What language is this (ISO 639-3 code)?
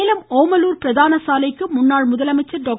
tam